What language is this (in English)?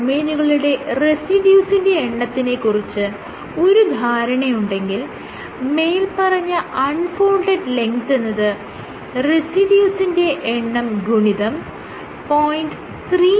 Malayalam